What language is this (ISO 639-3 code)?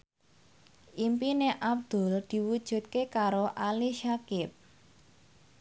jav